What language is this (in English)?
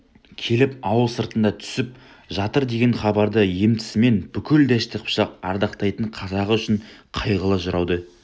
Kazakh